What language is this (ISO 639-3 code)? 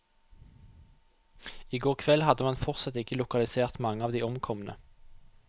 nor